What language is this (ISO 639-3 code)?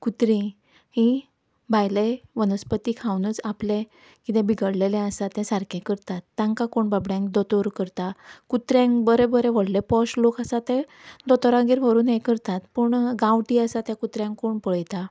kok